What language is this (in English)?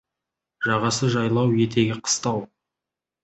Kazakh